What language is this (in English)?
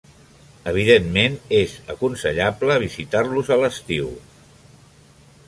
Catalan